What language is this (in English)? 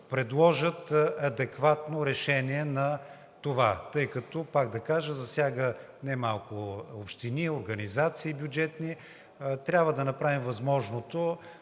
Bulgarian